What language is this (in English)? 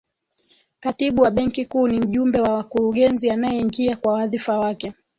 Swahili